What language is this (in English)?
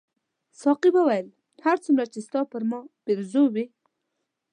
Pashto